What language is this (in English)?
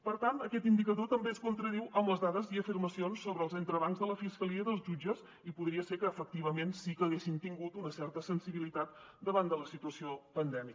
Catalan